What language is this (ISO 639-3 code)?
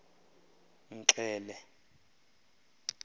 xho